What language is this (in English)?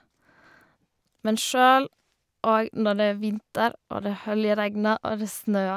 Norwegian